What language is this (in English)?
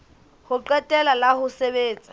Southern Sotho